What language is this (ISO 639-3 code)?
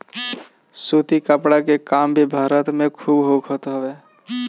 bho